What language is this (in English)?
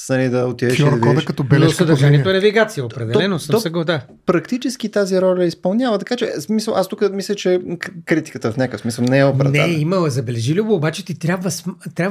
Bulgarian